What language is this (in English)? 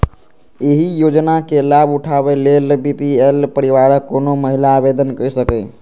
Maithili